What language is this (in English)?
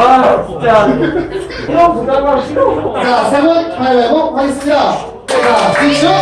Korean